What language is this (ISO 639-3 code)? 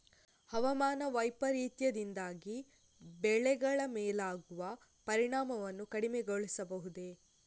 kan